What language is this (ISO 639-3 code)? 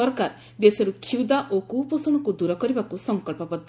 ori